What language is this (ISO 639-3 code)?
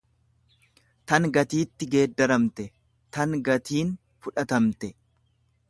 orm